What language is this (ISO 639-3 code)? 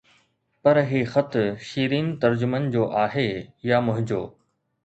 snd